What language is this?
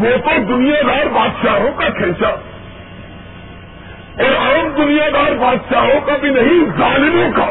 Urdu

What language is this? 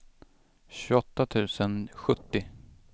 Swedish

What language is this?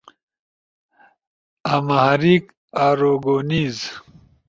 Ushojo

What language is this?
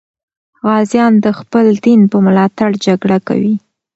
Pashto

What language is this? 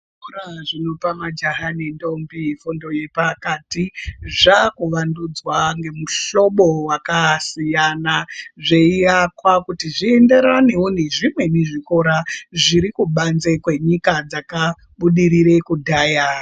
Ndau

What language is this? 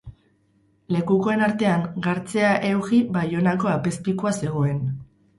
Basque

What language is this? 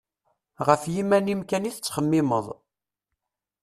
Kabyle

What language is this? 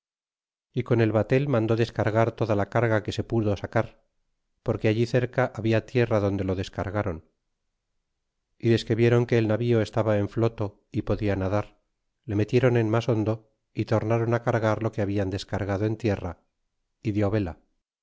Spanish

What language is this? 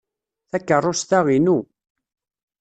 Kabyle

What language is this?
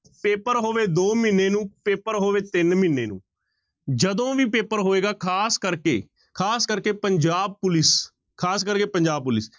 Punjabi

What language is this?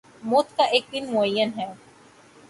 Urdu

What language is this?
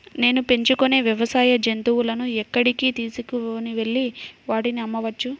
Telugu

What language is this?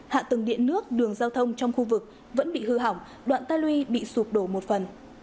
Vietnamese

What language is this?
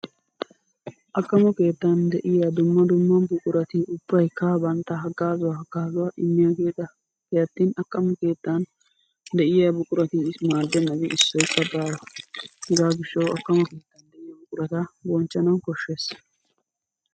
Wolaytta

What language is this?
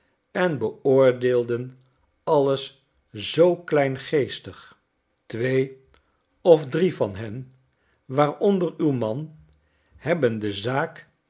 Dutch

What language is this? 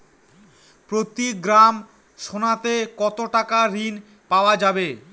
Bangla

